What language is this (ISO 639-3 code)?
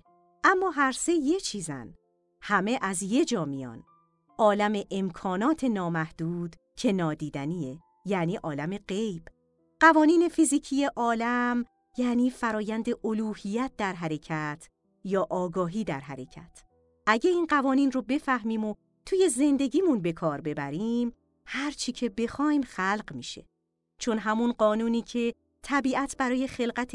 fas